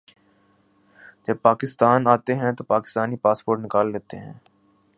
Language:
Urdu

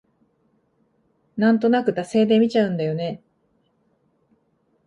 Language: Japanese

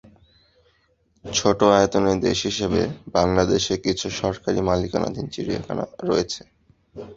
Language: Bangla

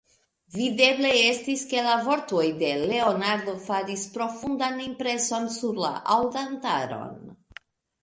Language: Esperanto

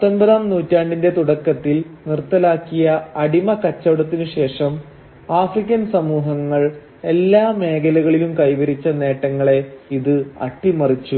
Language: Malayalam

